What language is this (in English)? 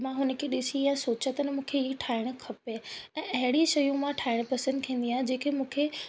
Sindhi